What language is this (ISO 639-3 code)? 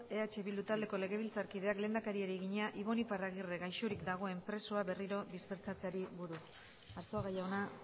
eus